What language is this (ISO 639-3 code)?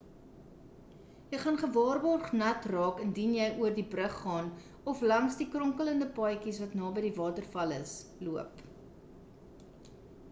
afr